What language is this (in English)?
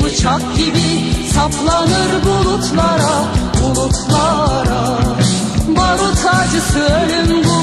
Turkish